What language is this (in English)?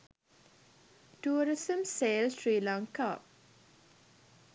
Sinhala